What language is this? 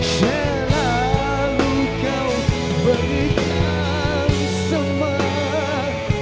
Indonesian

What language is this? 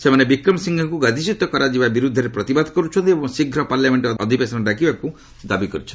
Odia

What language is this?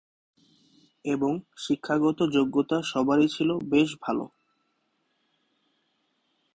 Bangla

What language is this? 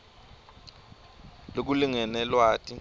Swati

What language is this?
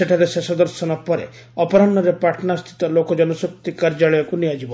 Odia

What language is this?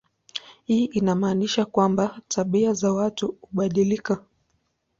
Swahili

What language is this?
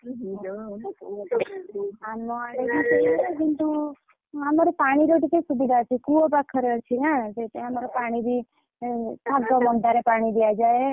Odia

